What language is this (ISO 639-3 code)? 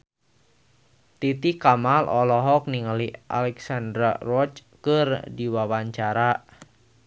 sun